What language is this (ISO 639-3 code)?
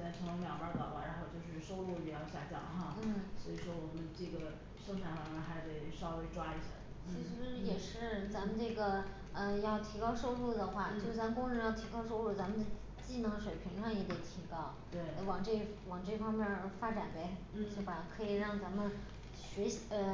zho